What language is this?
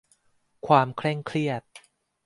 Thai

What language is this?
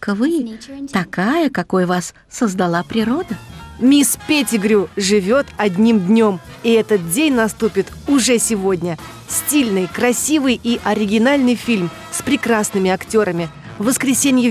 Russian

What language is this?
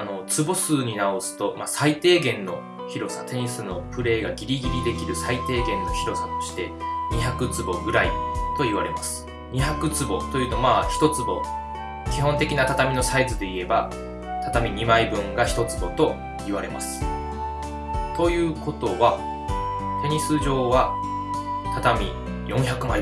Japanese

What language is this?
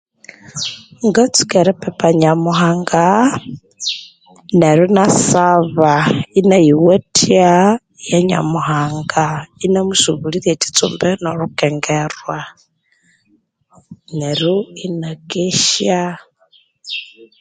Konzo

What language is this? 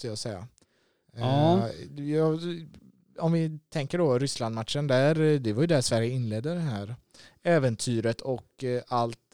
Swedish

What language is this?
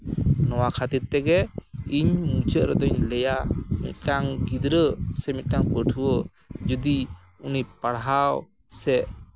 Santali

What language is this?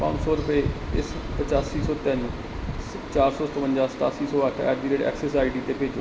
Punjabi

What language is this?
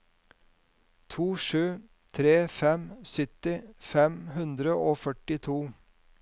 Norwegian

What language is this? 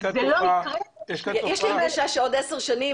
Hebrew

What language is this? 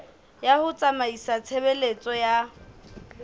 Southern Sotho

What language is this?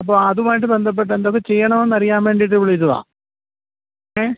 Malayalam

